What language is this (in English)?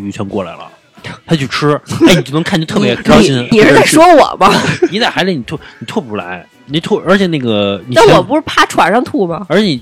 Chinese